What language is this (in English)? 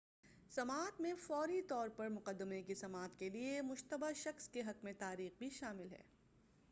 Urdu